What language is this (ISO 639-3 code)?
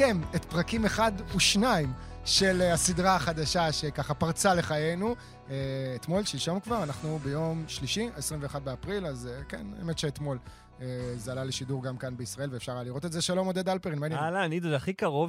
heb